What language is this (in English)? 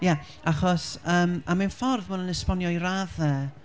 Welsh